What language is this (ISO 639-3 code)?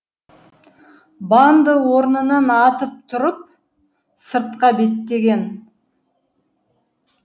kaz